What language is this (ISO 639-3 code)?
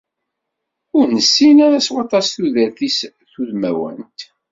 kab